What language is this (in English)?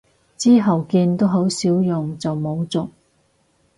Cantonese